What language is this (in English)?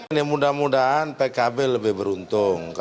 Indonesian